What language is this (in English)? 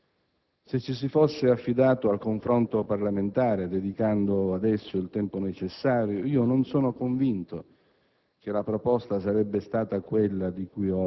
Italian